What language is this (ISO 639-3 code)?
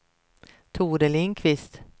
swe